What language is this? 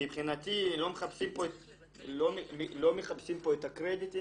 Hebrew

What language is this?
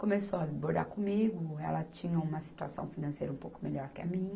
Portuguese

